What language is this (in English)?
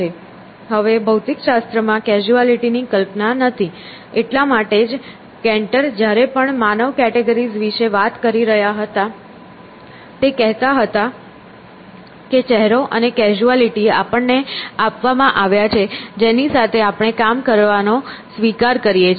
Gujarati